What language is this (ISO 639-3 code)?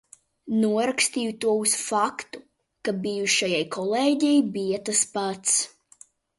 lav